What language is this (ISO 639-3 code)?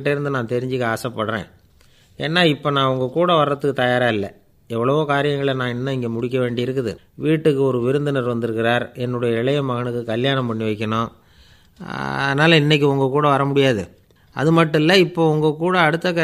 ron